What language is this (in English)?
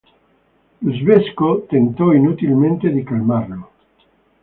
Italian